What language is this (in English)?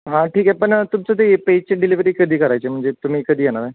Marathi